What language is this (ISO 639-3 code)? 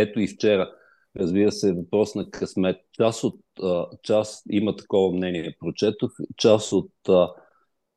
bul